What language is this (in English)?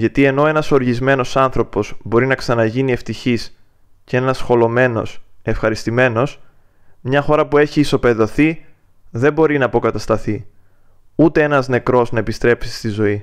Greek